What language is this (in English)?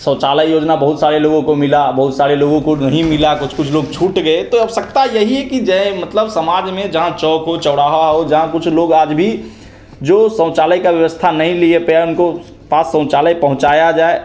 Hindi